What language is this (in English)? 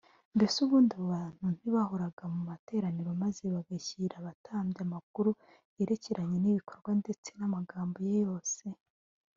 Kinyarwanda